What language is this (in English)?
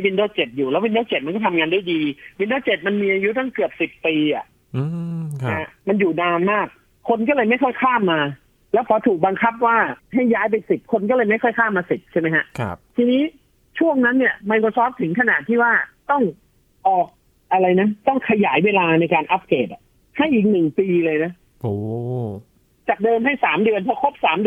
Thai